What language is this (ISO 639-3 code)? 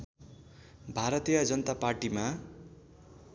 nep